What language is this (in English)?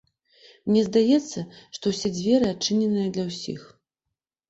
Belarusian